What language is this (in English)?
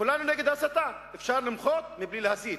Hebrew